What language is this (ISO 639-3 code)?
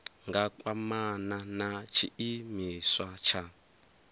ven